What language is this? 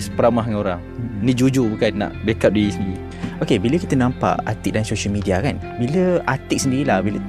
Malay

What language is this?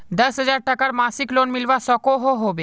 Magahi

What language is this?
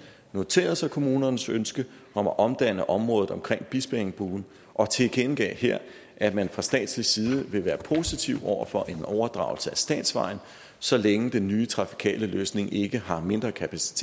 Danish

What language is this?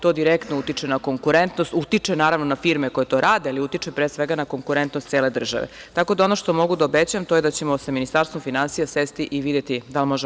Serbian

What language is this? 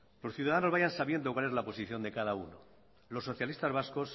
Spanish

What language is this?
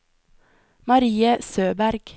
Norwegian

